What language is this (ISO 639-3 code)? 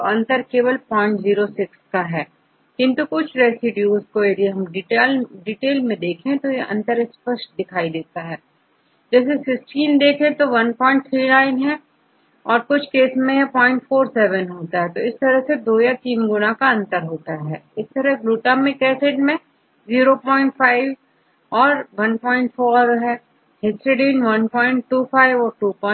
hin